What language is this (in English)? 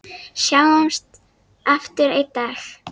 Icelandic